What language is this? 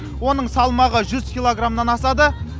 Kazakh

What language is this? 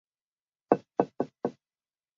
Chinese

